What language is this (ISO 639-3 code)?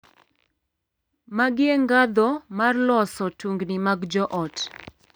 luo